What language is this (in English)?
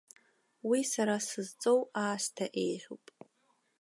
Abkhazian